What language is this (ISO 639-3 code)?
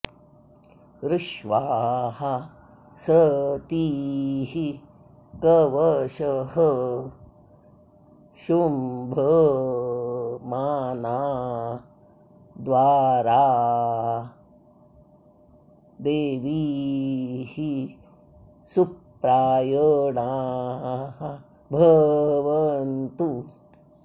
san